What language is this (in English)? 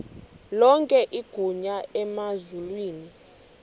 Xhosa